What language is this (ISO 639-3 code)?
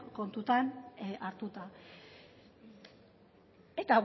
eus